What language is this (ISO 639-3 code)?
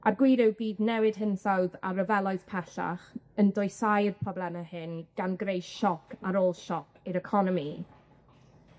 cym